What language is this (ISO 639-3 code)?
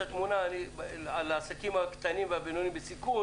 heb